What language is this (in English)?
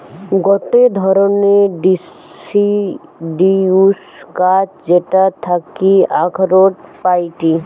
Bangla